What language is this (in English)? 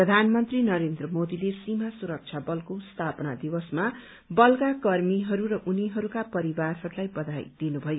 Nepali